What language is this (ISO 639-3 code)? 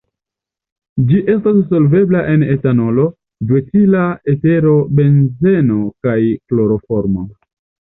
epo